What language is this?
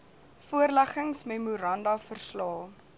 Afrikaans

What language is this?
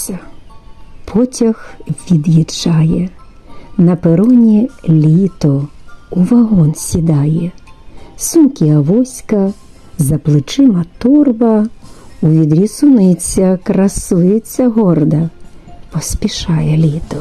Ukrainian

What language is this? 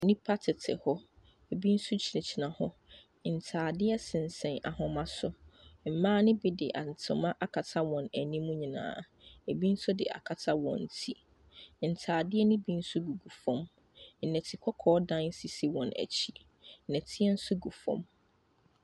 Akan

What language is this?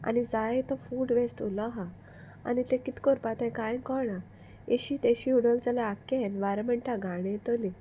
Konkani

